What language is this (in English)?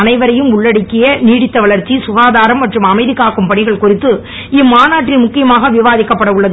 Tamil